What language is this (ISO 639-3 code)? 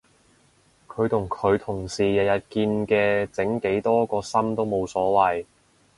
yue